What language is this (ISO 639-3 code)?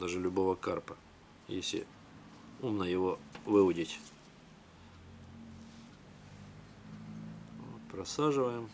rus